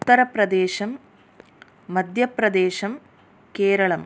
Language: Sanskrit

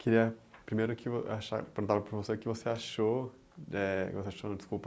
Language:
Portuguese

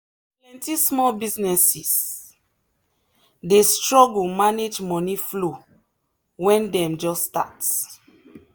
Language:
Nigerian Pidgin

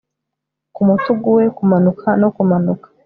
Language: Kinyarwanda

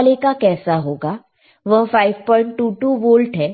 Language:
Hindi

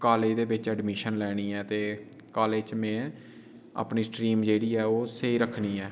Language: Dogri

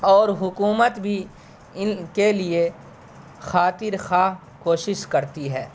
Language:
Urdu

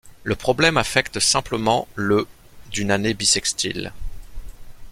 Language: French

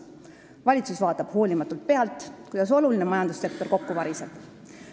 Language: Estonian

